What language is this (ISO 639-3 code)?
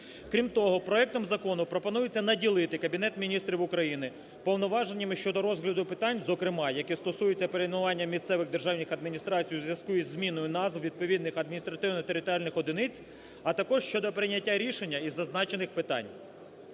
ukr